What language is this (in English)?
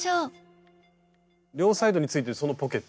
Japanese